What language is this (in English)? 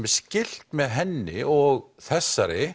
Icelandic